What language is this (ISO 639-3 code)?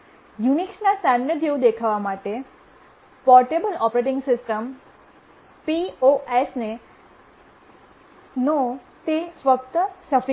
guj